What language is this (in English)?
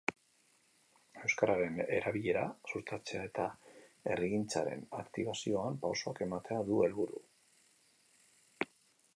Basque